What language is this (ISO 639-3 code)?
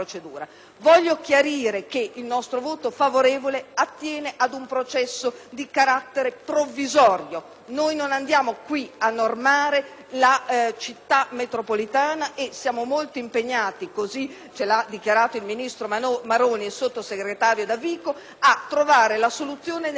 ita